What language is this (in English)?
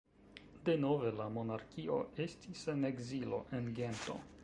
Esperanto